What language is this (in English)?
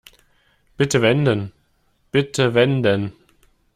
German